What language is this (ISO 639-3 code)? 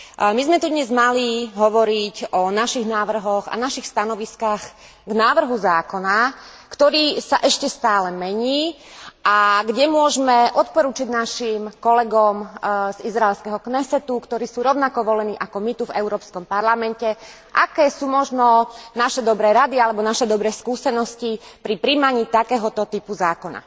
slk